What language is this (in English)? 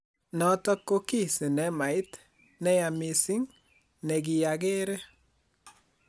Kalenjin